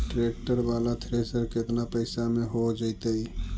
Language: Magahi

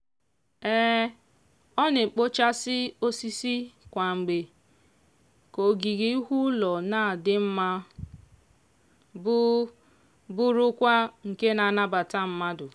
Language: Igbo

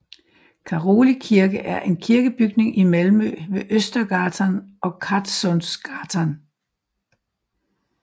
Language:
Danish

